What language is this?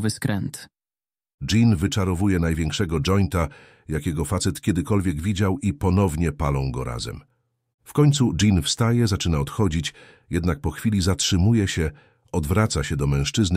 Polish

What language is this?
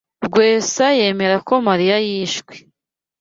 Kinyarwanda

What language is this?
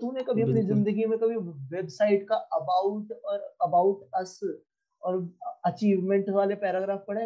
Hindi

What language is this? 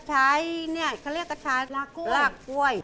Thai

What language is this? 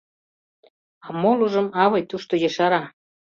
Mari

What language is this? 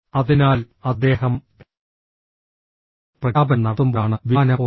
Malayalam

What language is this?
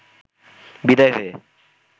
Bangla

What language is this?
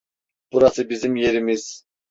Turkish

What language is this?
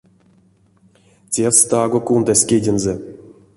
Erzya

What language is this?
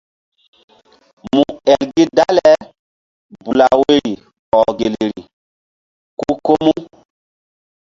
Mbum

